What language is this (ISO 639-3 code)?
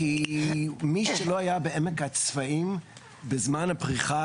heb